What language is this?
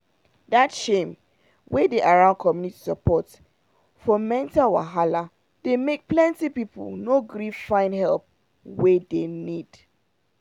Nigerian Pidgin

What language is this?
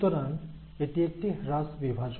Bangla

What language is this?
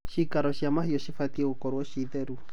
Kikuyu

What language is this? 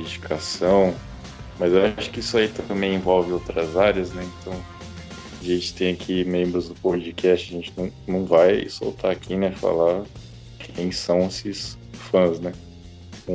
Portuguese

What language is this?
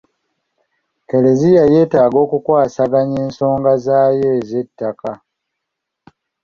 Ganda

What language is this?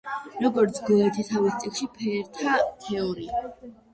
Georgian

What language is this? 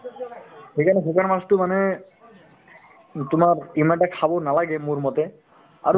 Assamese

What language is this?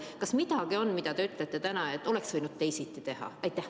Estonian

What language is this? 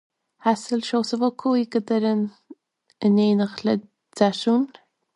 Irish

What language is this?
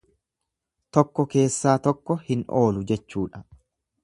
Oromo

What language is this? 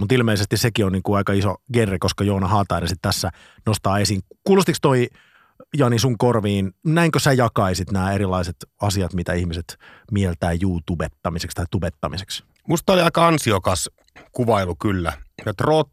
Finnish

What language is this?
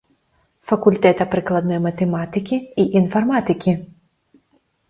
Belarusian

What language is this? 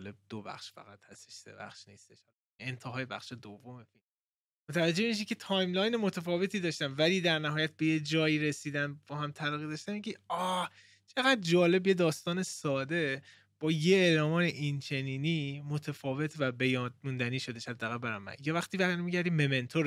Persian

